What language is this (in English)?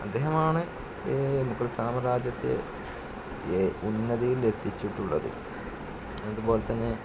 Malayalam